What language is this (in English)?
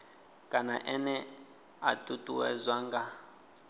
Venda